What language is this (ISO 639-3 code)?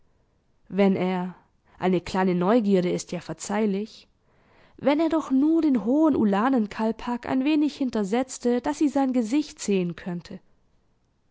deu